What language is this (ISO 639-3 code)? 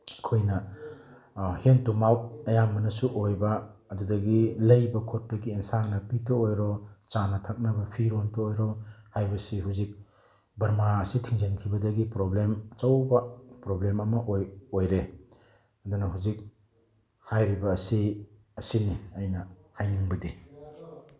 mni